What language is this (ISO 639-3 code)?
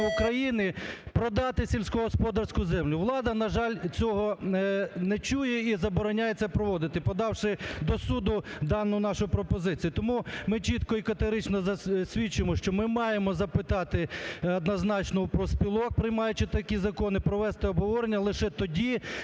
ukr